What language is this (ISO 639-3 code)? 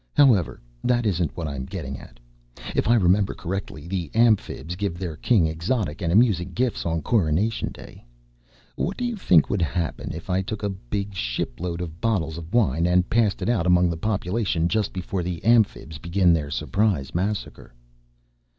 eng